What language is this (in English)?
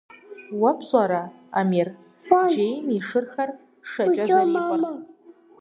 Kabardian